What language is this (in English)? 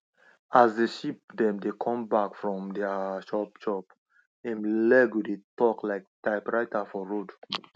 Nigerian Pidgin